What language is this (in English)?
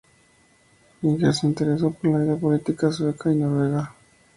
Spanish